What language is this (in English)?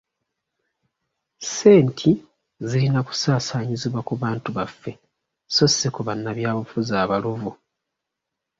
Ganda